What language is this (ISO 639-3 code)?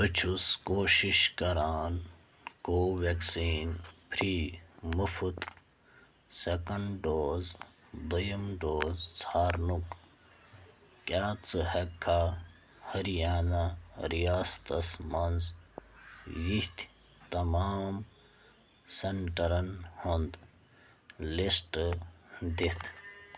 kas